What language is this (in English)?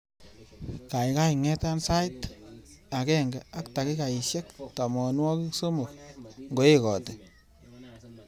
Kalenjin